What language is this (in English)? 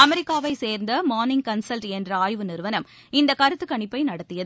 Tamil